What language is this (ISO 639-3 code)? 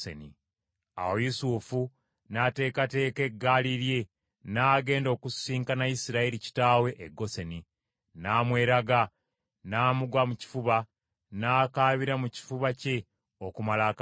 lug